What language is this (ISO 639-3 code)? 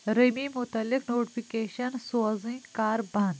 kas